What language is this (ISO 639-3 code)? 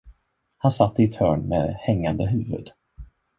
swe